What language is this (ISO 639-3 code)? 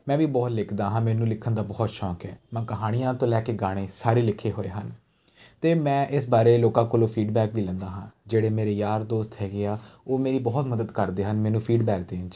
pan